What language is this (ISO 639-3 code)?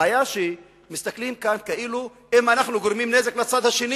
heb